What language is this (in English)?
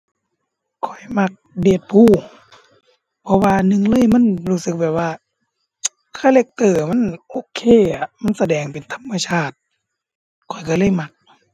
Thai